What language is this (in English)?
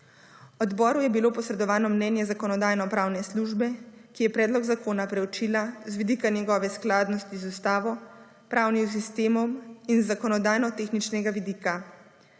Slovenian